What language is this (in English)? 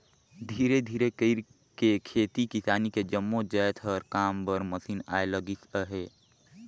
Chhattisgarhi